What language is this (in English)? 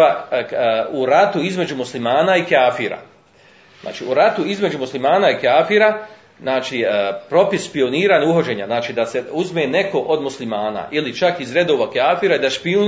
Croatian